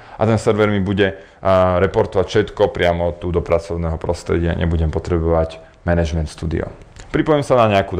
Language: Slovak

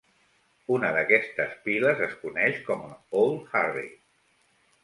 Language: Catalan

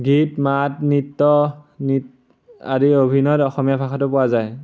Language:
Assamese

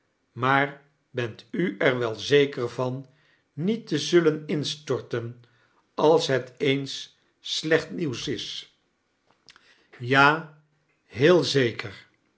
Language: Dutch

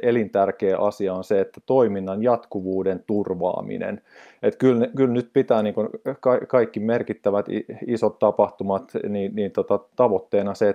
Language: Finnish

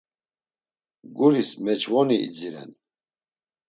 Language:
Laz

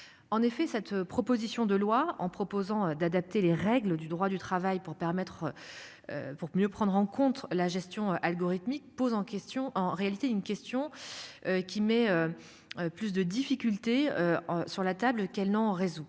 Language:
French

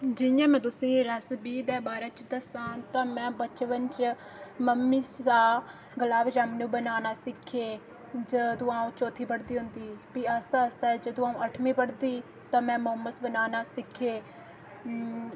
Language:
Dogri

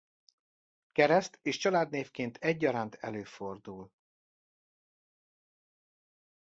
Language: Hungarian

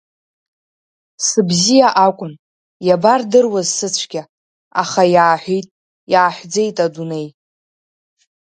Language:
Abkhazian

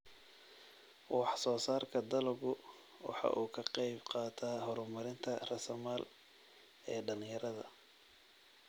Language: Somali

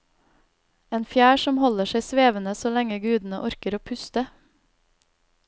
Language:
Norwegian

